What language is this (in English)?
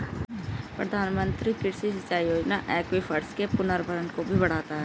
Hindi